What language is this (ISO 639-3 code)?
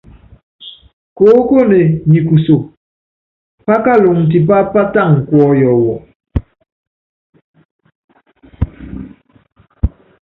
yav